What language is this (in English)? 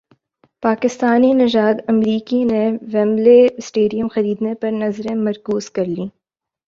Urdu